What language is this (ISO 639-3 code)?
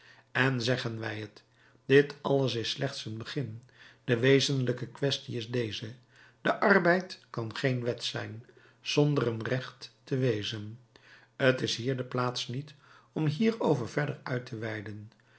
nld